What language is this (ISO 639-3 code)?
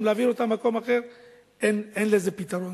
heb